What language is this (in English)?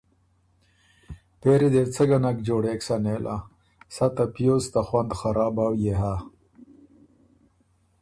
Ormuri